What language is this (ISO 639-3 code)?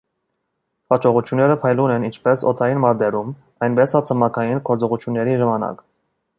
hye